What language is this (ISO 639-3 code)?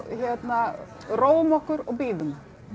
isl